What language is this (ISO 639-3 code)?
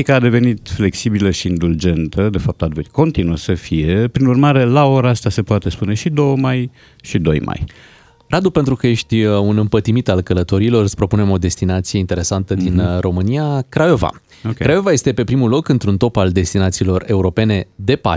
ron